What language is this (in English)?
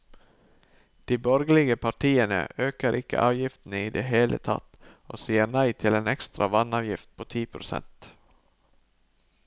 Norwegian